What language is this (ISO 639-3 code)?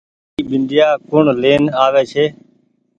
gig